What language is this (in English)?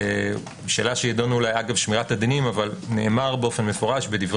Hebrew